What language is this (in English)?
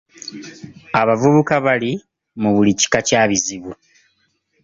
Ganda